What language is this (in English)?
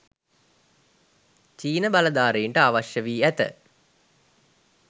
Sinhala